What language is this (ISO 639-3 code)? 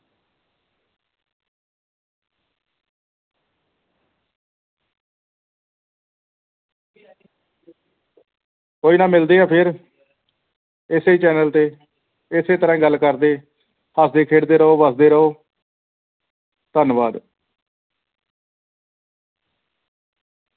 pan